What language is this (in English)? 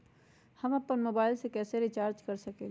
Magahi